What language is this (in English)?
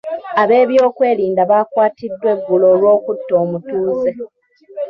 Ganda